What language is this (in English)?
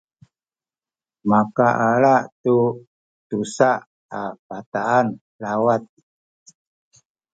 Sakizaya